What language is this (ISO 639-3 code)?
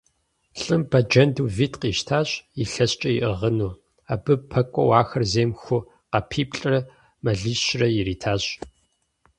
kbd